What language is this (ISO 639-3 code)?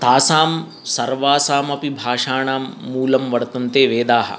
san